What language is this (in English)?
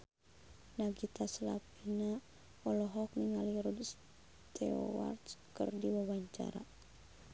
Sundanese